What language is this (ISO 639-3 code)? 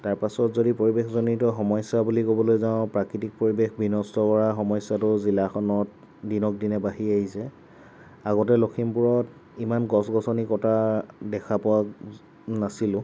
asm